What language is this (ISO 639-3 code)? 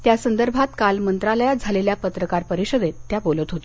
mar